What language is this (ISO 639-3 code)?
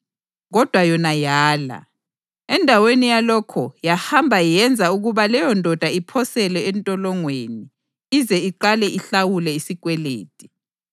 nde